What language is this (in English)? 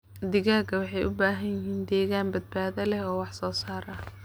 Somali